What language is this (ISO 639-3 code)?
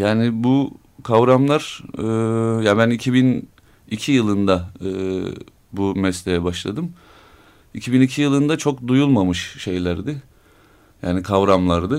tur